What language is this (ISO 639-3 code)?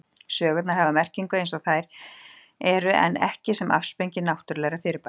isl